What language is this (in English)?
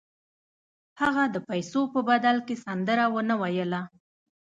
Pashto